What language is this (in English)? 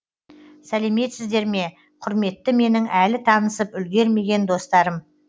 Kazakh